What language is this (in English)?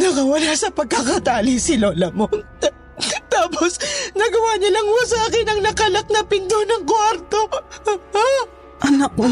Filipino